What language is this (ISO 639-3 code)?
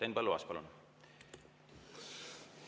est